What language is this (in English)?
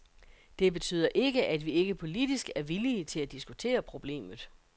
Danish